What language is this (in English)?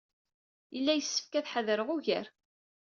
Kabyle